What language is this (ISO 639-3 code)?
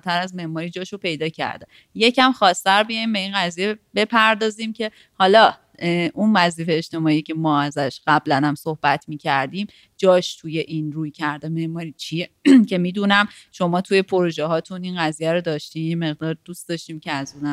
fas